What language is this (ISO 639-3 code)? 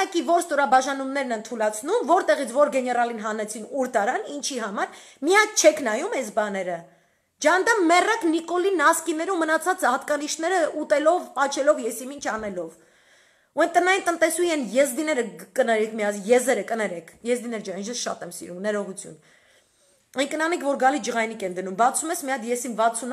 ron